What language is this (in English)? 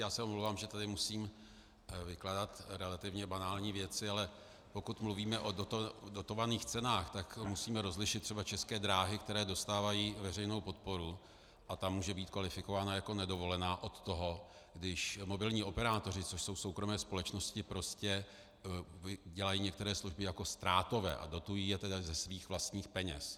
Czech